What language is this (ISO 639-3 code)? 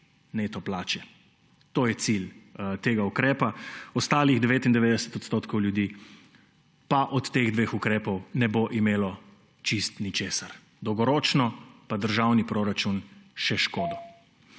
slv